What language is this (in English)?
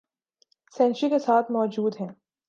Urdu